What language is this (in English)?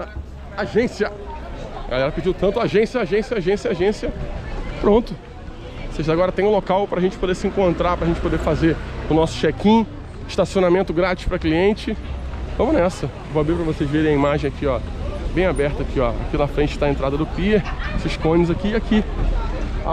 Portuguese